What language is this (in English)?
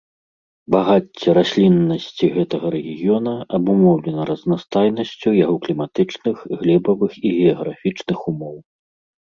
Belarusian